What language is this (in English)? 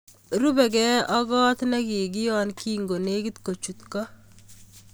Kalenjin